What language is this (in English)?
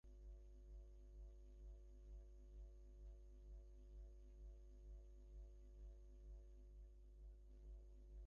Bangla